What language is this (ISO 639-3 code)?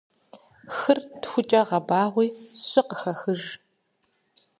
kbd